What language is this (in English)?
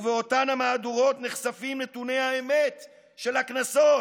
Hebrew